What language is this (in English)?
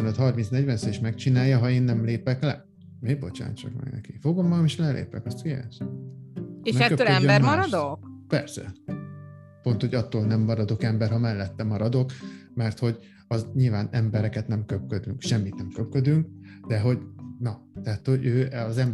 Hungarian